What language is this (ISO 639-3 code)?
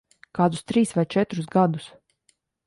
lav